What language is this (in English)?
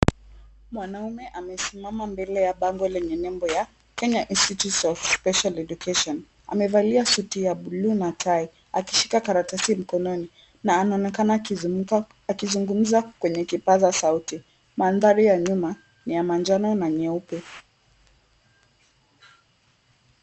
Swahili